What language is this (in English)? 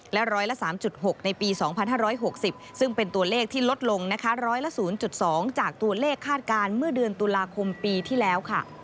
Thai